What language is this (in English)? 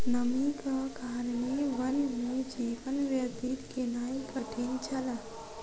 Maithili